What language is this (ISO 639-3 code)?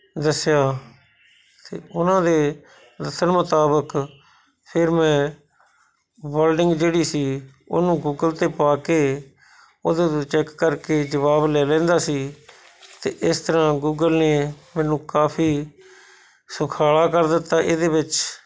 pan